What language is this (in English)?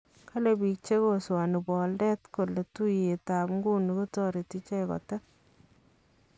Kalenjin